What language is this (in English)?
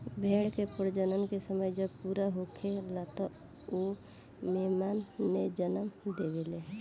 Bhojpuri